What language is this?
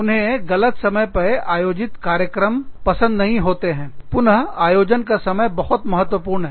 Hindi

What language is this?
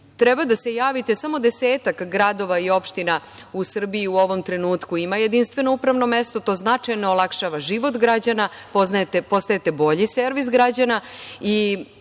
Serbian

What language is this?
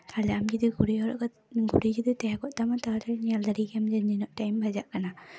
Santali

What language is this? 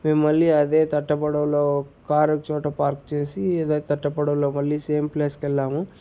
Telugu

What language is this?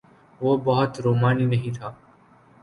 Urdu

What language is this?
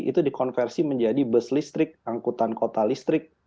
Indonesian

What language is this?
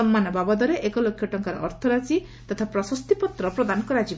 Odia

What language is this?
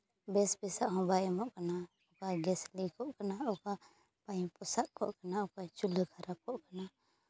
Santali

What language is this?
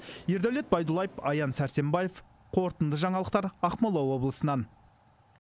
Kazakh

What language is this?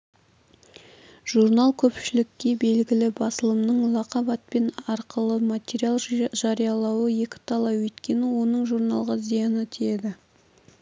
Kazakh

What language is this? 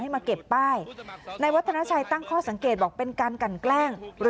Thai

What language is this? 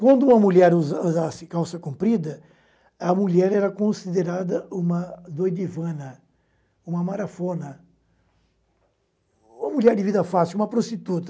Portuguese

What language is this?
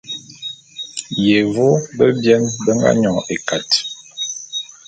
Bulu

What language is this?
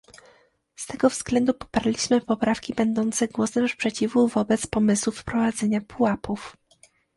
Polish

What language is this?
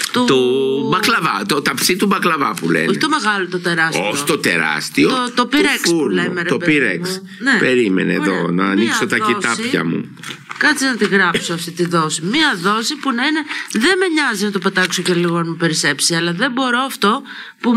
Greek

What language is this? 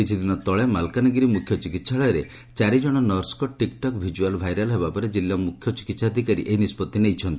Odia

